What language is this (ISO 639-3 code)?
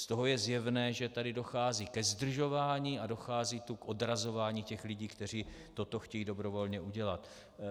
ces